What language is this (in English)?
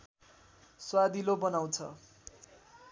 Nepali